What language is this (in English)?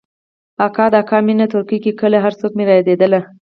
Pashto